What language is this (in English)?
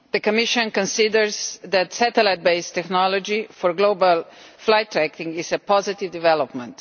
English